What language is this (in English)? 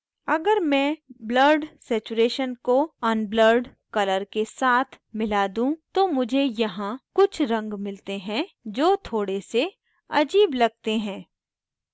Hindi